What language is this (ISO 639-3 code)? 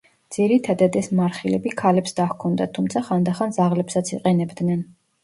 kat